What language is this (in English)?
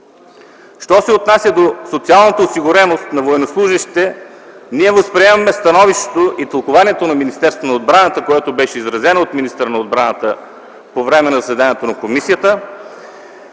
Bulgarian